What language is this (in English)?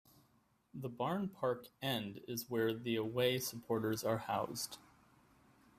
English